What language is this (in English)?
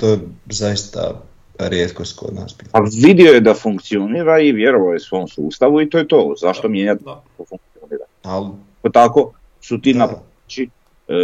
Croatian